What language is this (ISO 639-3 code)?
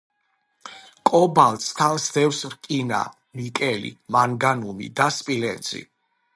kat